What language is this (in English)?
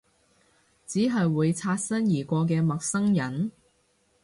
Cantonese